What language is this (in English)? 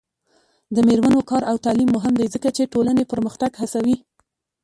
Pashto